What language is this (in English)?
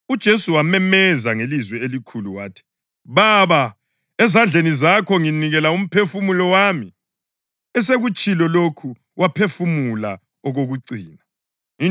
North Ndebele